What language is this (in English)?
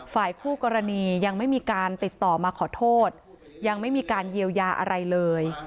Thai